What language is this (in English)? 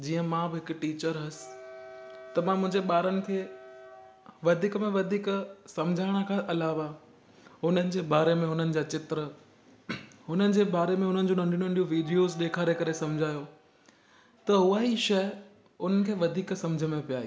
Sindhi